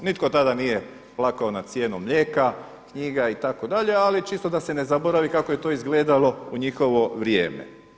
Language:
Croatian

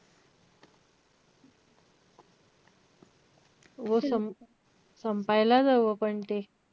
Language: Marathi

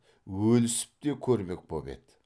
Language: Kazakh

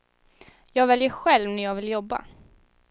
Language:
Swedish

